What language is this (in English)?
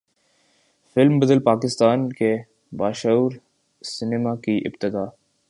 Urdu